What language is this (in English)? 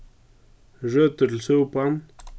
Faroese